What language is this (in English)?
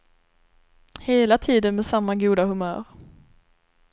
Swedish